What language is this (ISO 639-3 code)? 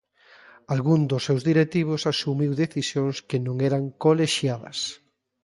glg